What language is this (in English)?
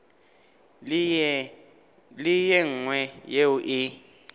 Northern Sotho